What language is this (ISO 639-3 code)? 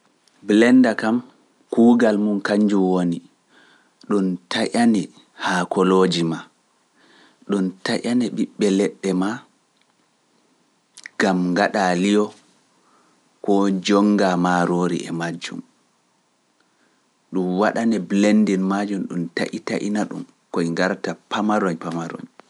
fuf